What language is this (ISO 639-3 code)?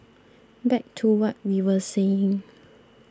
eng